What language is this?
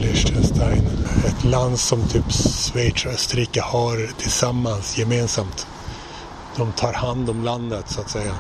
Swedish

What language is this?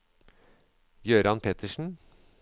Norwegian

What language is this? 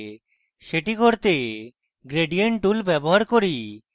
Bangla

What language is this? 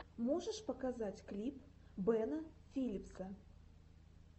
Russian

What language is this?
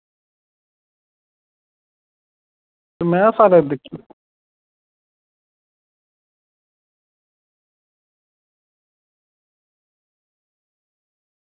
Dogri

